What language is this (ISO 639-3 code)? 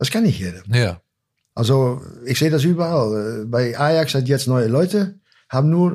deu